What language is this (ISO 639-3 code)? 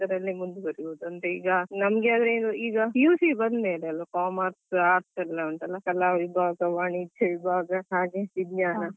kan